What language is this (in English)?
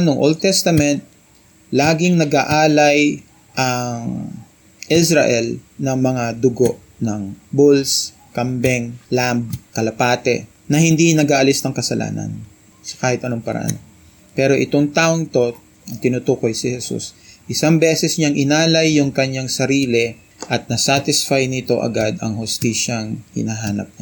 Filipino